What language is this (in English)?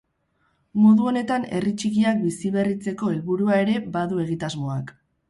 Basque